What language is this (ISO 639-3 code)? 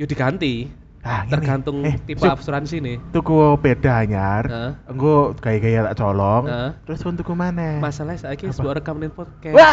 ind